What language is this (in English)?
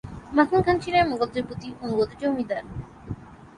Bangla